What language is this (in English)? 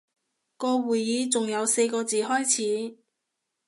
Cantonese